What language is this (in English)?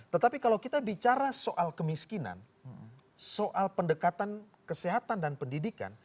Indonesian